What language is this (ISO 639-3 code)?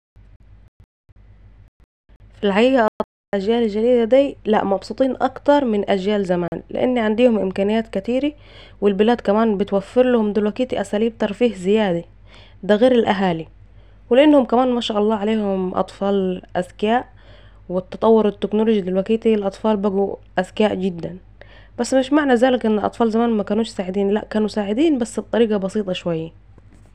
aec